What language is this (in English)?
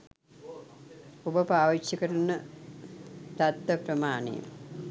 Sinhala